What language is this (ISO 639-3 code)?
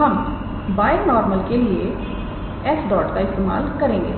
hin